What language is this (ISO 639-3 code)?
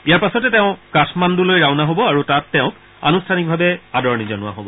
asm